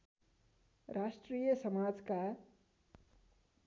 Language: Nepali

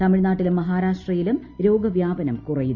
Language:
Malayalam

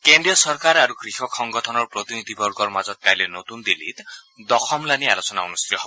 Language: Assamese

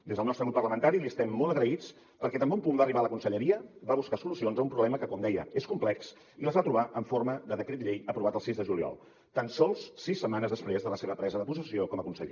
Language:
Catalan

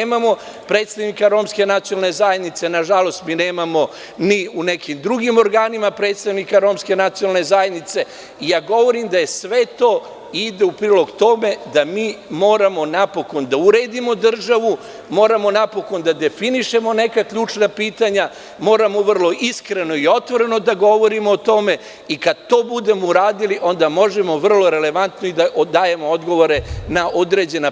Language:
Serbian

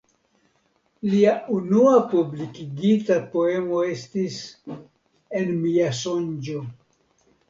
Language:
Esperanto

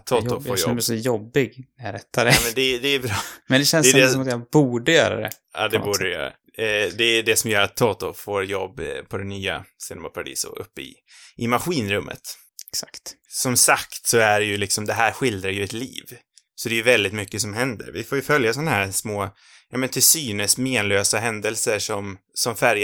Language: Swedish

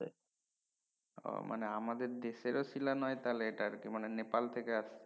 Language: Bangla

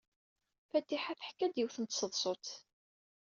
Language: Kabyle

